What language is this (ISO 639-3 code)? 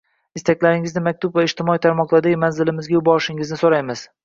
uzb